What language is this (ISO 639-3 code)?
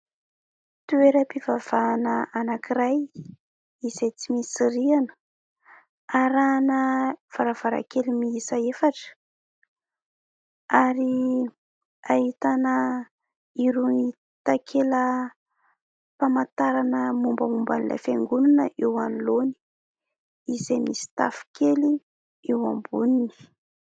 mlg